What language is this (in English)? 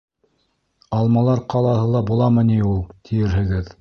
Bashkir